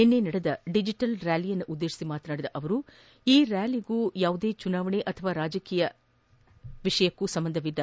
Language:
Kannada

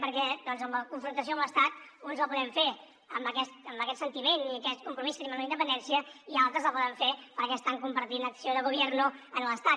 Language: Catalan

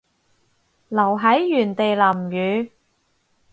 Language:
Cantonese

